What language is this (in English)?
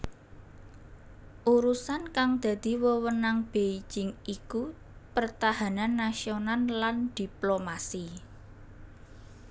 Javanese